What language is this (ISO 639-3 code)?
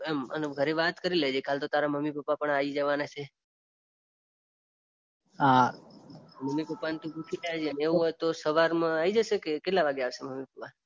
guj